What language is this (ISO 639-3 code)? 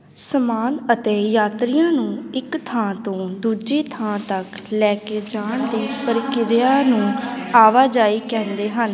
pan